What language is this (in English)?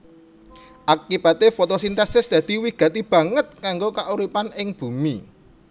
Javanese